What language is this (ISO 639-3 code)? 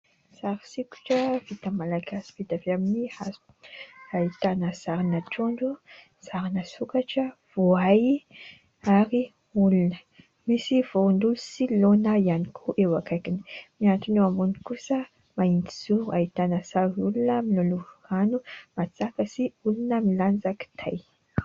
mlg